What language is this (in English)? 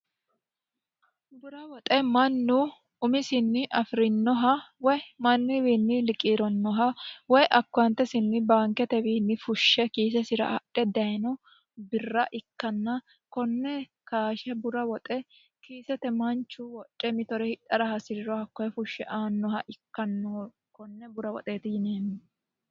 Sidamo